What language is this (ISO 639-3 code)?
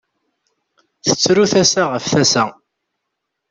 kab